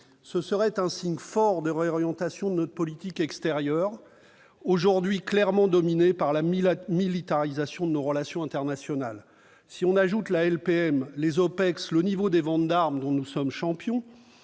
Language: French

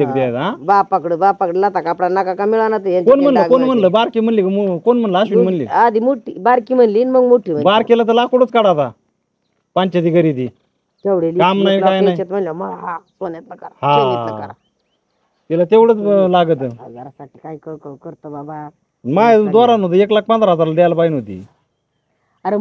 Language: Romanian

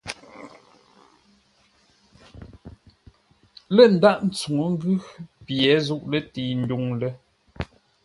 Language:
Ngombale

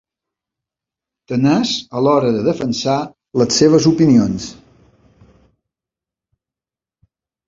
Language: Catalan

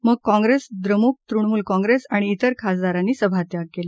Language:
Marathi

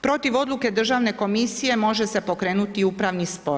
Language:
Croatian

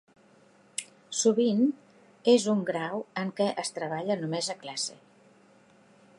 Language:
Catalan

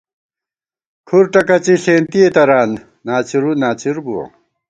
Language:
Gawar-Bati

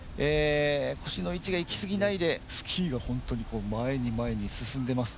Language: Japanese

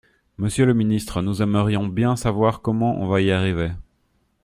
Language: French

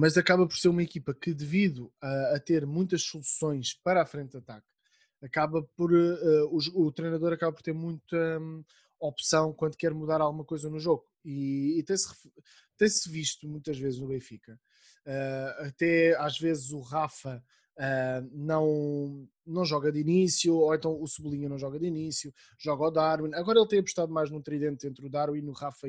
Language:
Portuguese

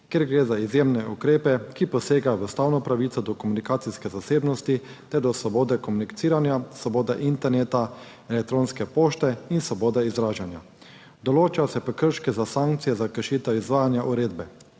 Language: Slovenian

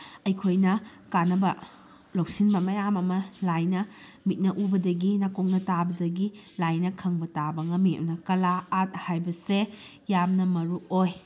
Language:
Manipuri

